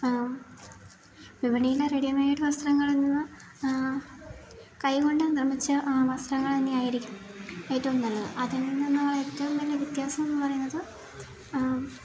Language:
Malayalam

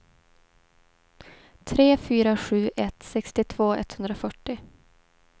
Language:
Swedish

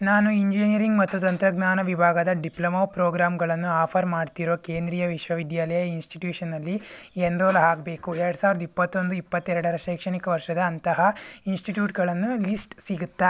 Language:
Kannada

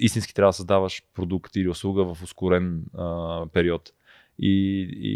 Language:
Bulgarian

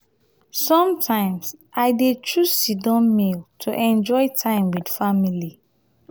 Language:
Nigerian Pidgin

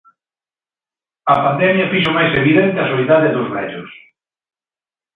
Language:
Galician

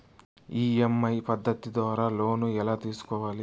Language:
Telugu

